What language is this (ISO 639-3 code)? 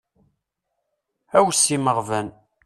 kab